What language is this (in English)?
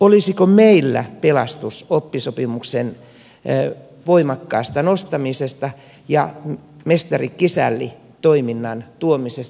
Finnish